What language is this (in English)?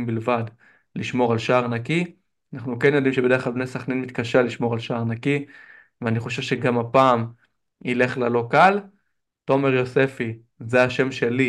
Hebrew